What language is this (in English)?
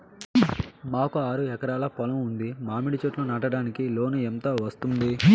Telugu